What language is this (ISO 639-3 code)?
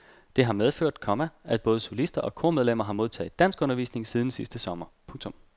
dan